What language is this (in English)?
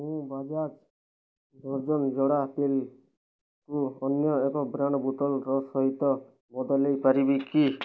Odia